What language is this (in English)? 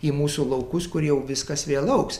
Lithuanian